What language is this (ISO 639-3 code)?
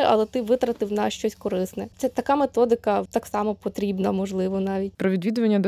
ukr